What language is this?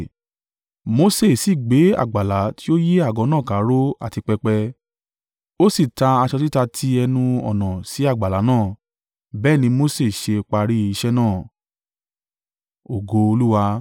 Yoruba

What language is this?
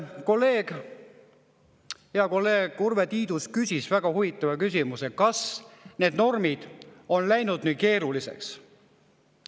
Estonian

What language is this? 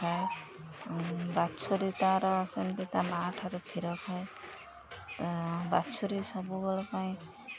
Odia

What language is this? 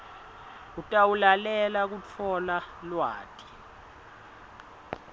Swati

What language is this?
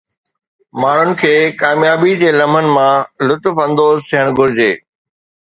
Sindhi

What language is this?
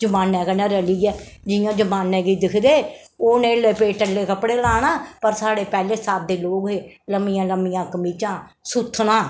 Dogri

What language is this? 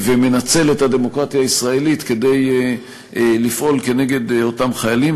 Hebrew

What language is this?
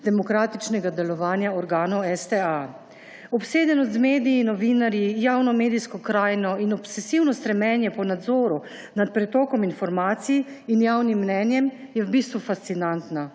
Slovenian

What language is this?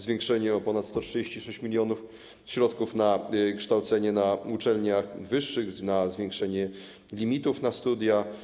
Polish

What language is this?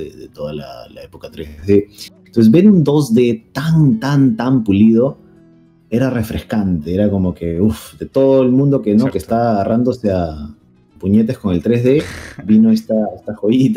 Spanish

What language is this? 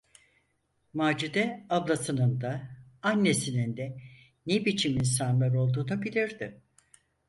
Turkish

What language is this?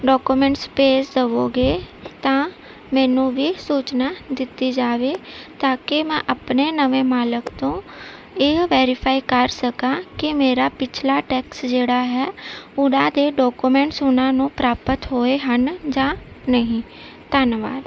Punjabi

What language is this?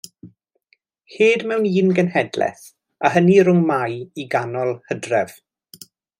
Welsh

